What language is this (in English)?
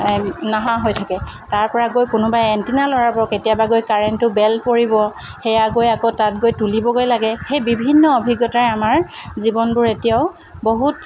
Assamese